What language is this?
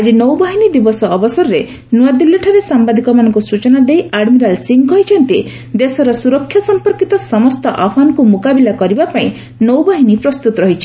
Odia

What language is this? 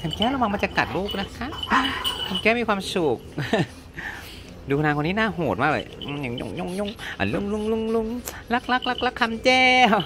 Thai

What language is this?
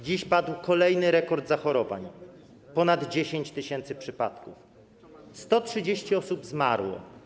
Polish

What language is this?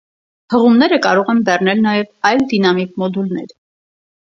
Armenian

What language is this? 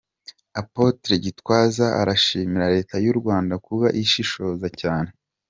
Kinyarwanda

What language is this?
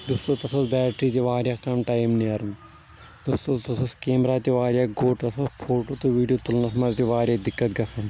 Kashmiri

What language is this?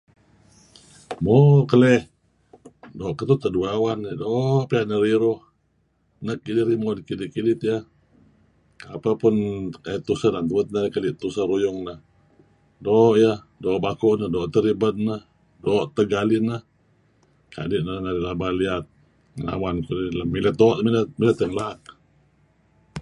Kelabit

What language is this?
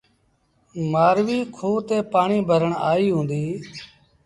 Sindhi Bhil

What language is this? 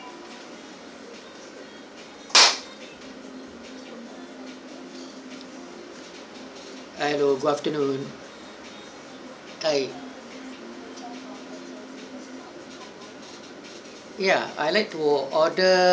English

